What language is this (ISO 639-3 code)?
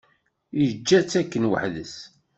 kab